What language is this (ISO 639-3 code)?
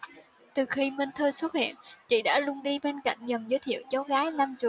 vie